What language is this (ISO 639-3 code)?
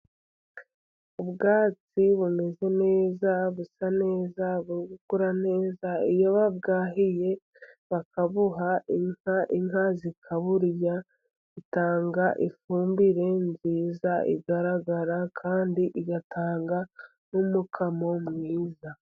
kin